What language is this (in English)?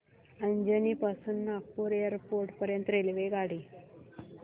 Marathi